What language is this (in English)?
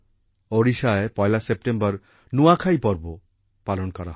Bangla